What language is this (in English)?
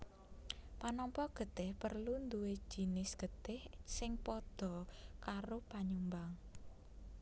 Javanese